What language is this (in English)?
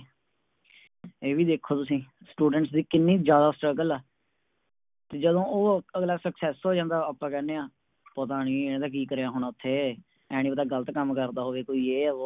Punjabi